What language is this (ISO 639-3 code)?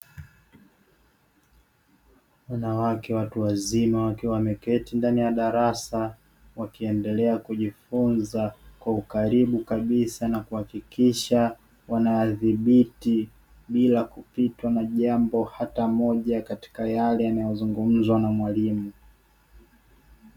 swa